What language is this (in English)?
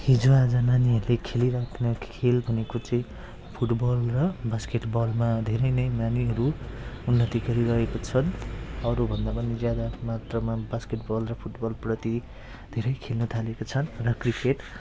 Nepali